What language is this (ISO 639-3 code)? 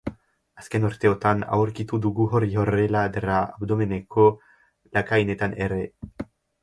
eus